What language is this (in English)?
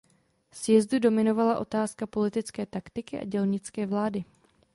Czech